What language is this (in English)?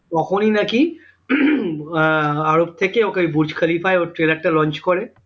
Bangla